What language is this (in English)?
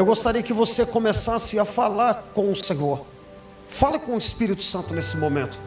Portuguese